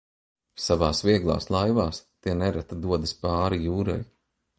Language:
Latvian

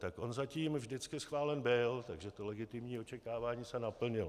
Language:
Czech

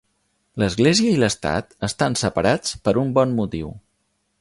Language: Catalan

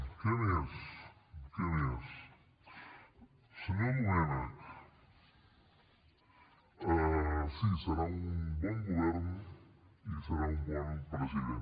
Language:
Catalan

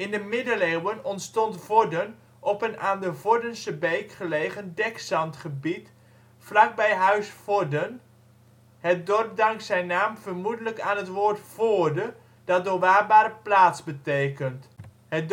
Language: Dutch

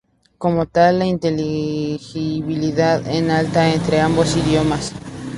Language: Spanish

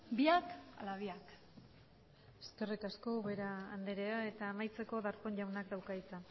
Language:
Basque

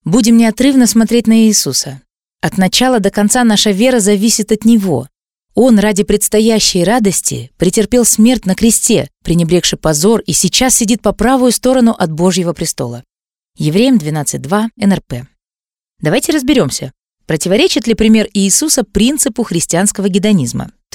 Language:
Russian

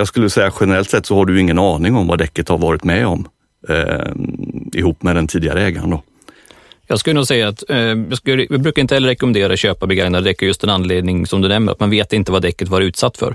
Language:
Swedish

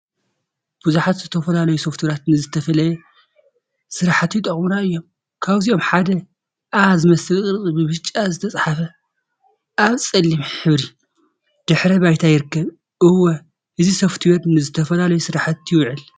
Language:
Tigrinya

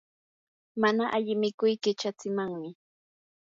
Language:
Yanahuanca Pasco Quechua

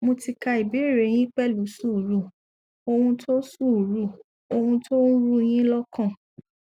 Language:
Yoruba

